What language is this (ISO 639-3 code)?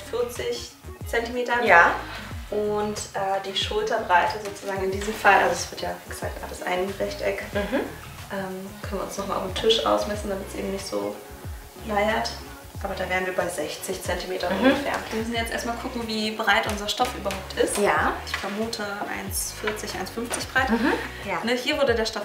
deu